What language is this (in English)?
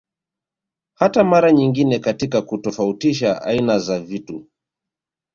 Swahili